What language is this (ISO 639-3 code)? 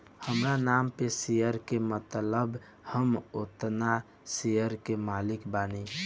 bho